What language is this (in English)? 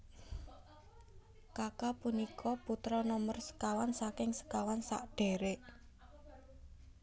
Javanese